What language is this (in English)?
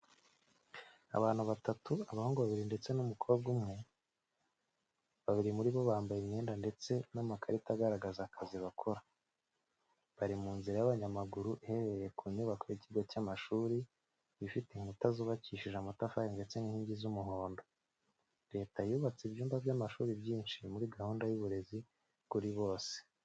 Kinyarwanda